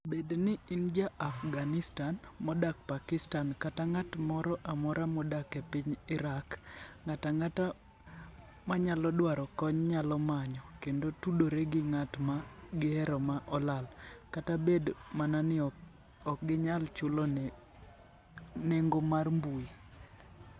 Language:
Luo (Kenya and Tanzania)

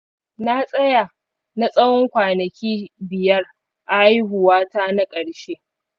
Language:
Hausa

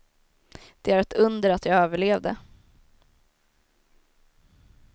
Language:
Swedish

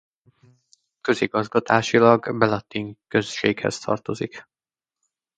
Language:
Hungarian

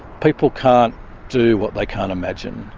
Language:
English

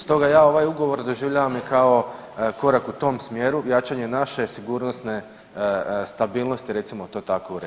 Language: Croatian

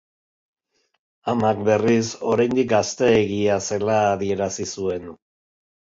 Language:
Basque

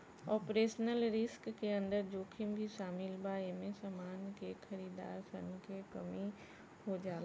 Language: Bhojpuri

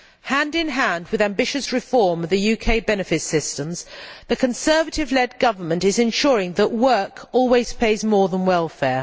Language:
English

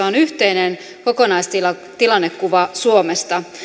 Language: Finnish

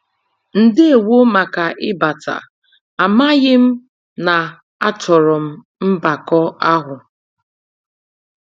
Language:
Igbo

